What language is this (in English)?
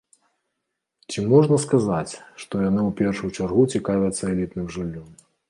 Belarusian